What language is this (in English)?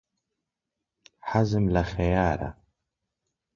Central Kurdish